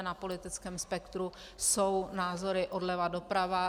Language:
Czech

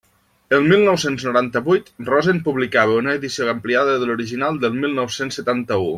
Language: Catalan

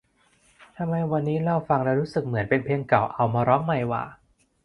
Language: Thai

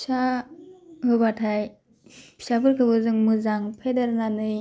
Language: Bodo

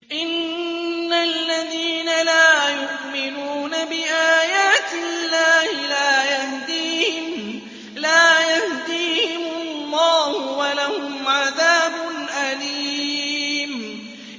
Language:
Arabic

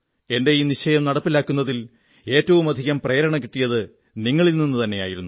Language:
Malayalam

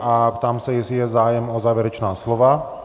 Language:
Czech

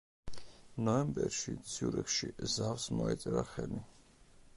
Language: Georgian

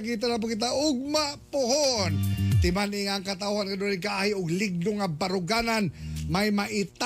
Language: Filipino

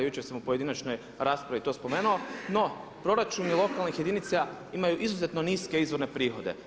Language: Croatian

